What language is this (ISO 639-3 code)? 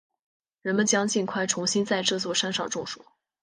zho